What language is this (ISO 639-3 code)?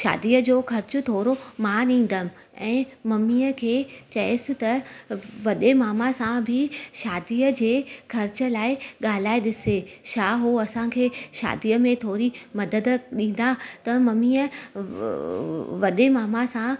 snd